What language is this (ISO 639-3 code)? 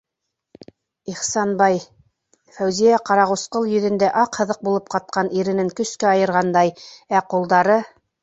bak